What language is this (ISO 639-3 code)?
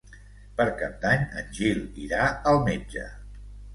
cat